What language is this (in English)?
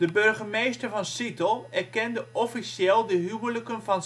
Dutch